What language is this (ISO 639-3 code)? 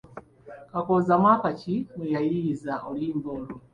lug